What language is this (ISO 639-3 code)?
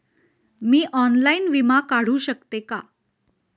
mar